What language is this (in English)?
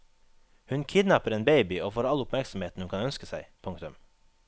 Norwegian